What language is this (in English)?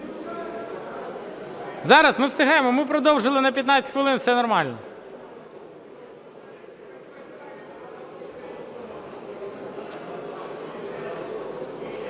Ukrainian